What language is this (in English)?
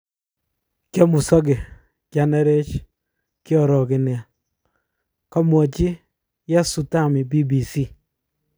Kalenjin